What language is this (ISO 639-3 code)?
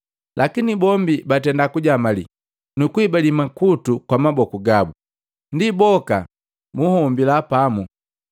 mgv